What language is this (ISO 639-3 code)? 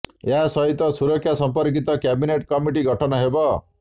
ori